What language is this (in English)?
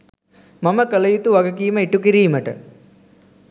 Sinhala